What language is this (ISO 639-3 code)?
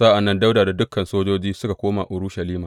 hau